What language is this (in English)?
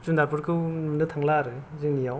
Bodo